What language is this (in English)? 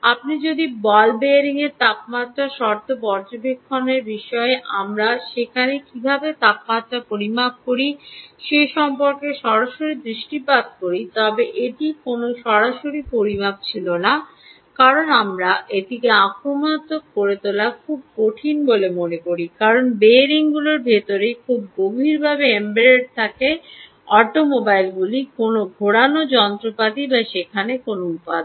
Bangla